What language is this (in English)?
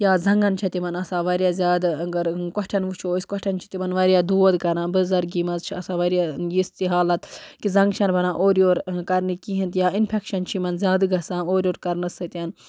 Kashmiri